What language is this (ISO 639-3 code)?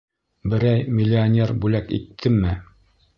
bak